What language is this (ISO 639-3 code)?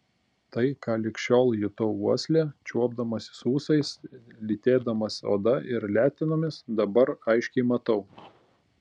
lit